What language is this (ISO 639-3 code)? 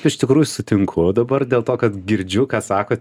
lit